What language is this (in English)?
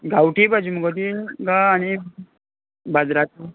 Konkani